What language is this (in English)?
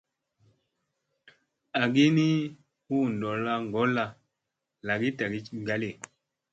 Musey